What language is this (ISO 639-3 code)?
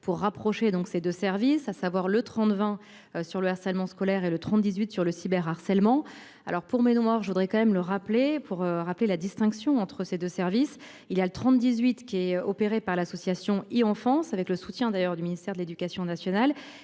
fra